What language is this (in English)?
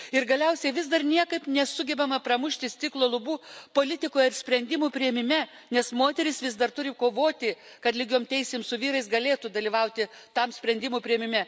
Lithuanian